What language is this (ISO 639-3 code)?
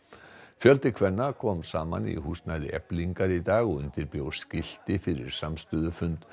isl